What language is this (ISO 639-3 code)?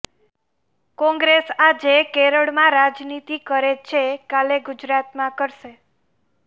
guj